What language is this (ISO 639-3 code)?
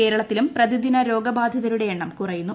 mal